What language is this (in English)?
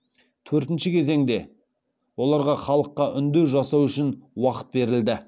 Kazakh